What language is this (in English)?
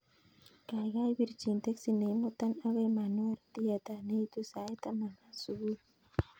Kalenjin